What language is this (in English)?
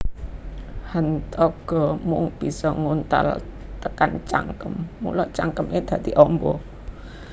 Javanese